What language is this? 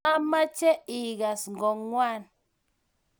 Kalenjin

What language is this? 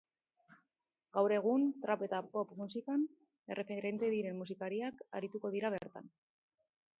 Basque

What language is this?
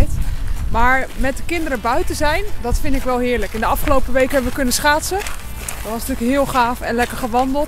Dutch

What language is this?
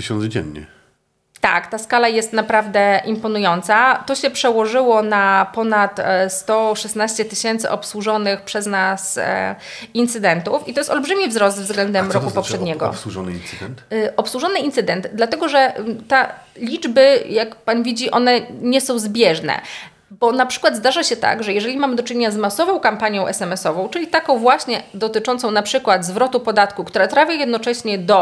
Polish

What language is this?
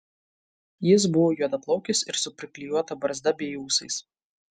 Lithuanian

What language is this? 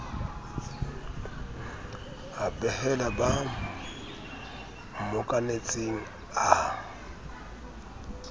Southern Sotho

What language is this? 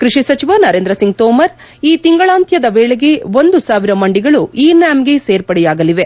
Kannada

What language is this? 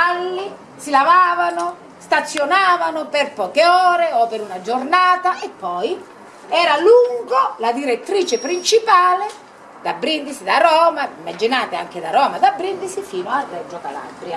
Italian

